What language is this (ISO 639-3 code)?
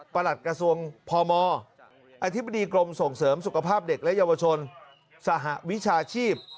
tha